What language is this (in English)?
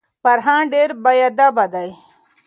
Pashto